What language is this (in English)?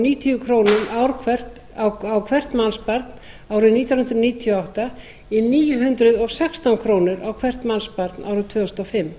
Icelandic